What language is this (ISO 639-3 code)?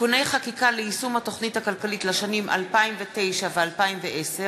heb